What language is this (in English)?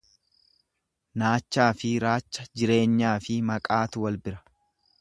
Oromo